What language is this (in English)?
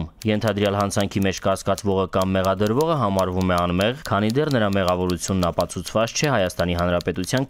Romanian